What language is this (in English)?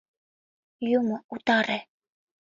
Mari